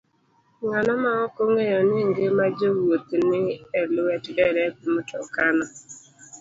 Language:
Luo (Kenya and Tanzania)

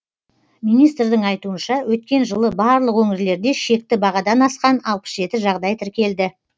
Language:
Kazakh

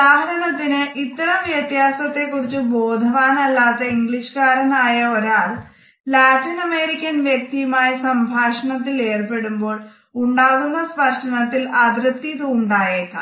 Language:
Malayalam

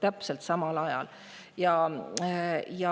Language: Estonian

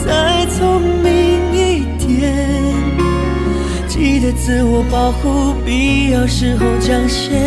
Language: Chinese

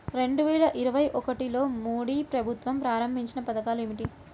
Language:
Telugu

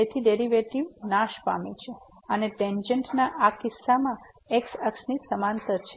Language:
Gujarati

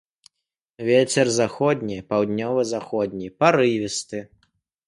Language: Belarusian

